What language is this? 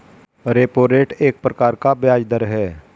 Hindi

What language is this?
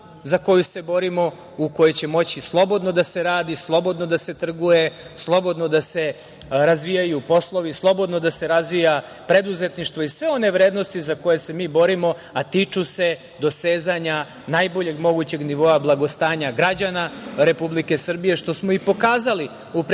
Serbian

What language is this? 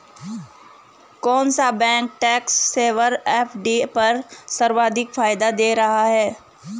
Hindi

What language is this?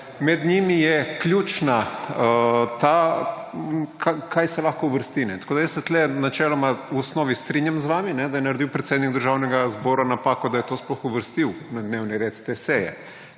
Slovenian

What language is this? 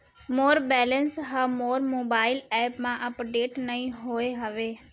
Chhattisgarhi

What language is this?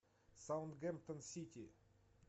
Russian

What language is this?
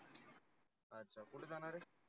Marathi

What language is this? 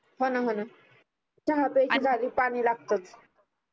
Marathi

